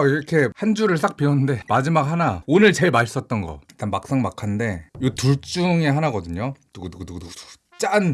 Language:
Korean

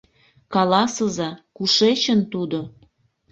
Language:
Mari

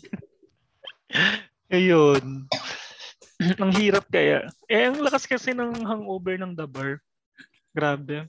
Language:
Filipino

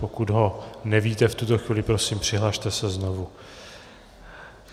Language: Czech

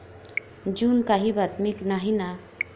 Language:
Marathi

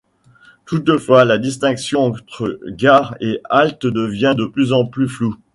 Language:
French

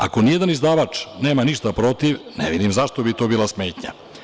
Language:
Serbian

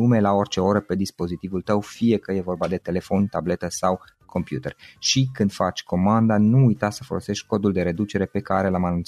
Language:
Romanian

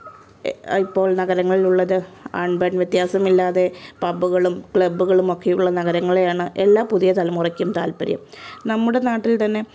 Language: Malayalam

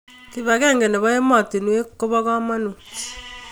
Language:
Kalenjin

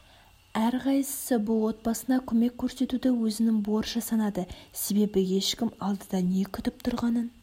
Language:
Kazakh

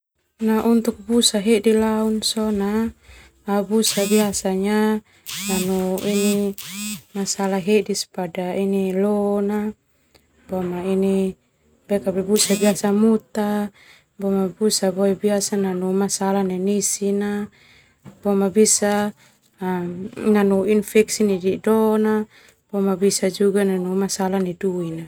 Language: Termanu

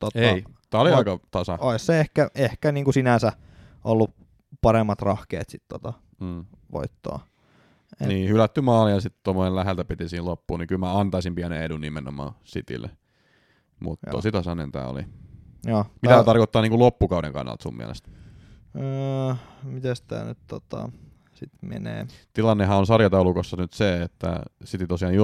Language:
Finnish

